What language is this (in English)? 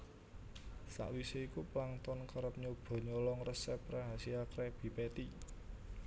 Javanese